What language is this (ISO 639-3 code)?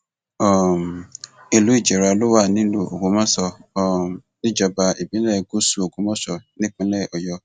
yor